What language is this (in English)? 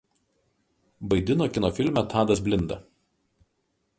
Lithuanian